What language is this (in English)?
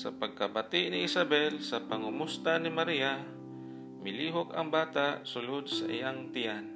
Filipino